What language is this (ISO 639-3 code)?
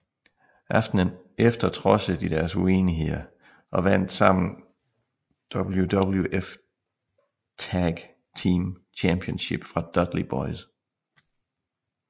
dan